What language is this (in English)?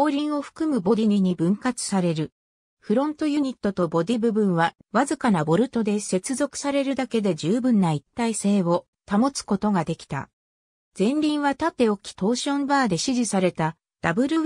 Japanese